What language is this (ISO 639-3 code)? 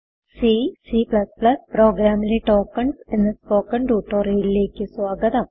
mal